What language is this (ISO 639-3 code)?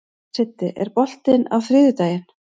isl